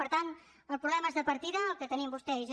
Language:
Catalan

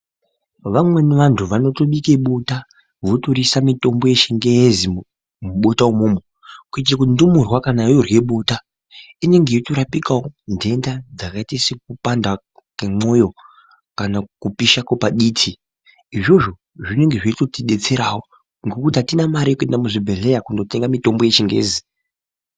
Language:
Ndau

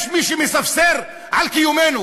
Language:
Hebrew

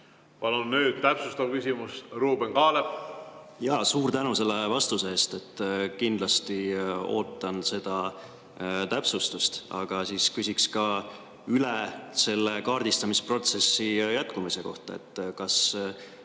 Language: Estonian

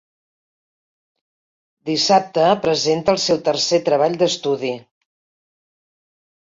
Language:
Catalan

